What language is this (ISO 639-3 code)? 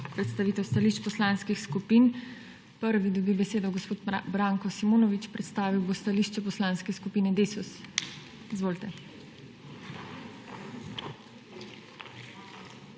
slv